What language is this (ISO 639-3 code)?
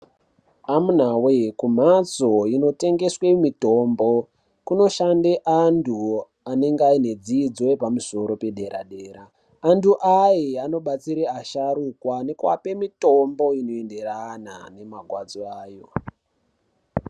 ndc